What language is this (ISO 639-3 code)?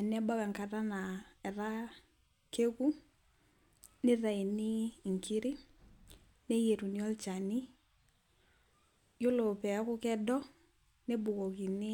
mas